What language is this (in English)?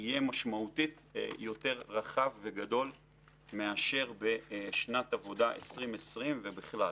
Hebrew